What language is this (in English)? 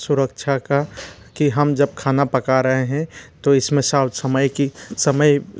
Hindi